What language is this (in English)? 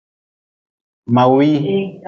Nawdm